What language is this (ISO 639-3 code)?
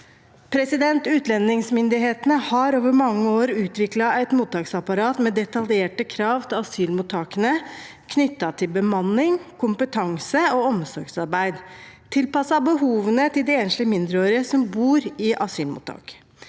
nor